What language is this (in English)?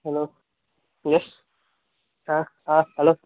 Konkani